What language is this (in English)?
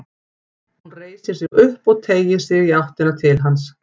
Icelandic